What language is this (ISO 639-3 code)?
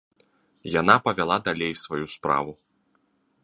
bel